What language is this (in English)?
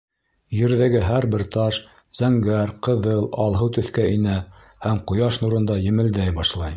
Bashkir